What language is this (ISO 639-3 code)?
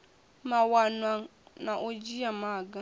ven